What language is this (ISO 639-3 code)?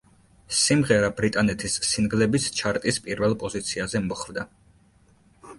kat